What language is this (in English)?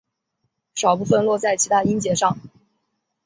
Chinese